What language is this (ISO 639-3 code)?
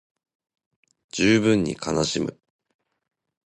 jpn